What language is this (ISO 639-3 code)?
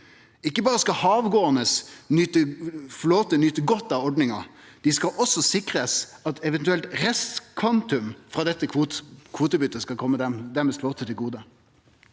nor